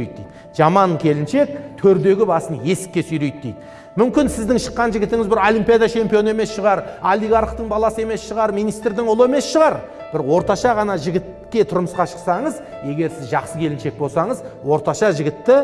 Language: Turkish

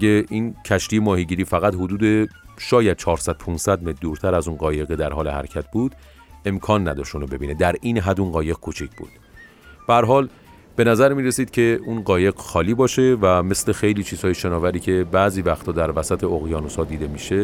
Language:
Persian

